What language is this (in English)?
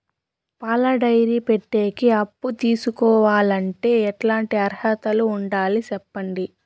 Telugu